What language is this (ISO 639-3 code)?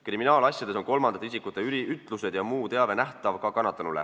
est